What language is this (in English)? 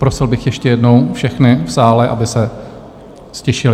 Czech